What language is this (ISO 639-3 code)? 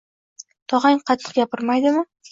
uzb